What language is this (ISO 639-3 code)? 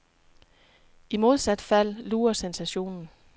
dan